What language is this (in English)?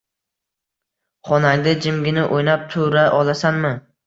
Uzbek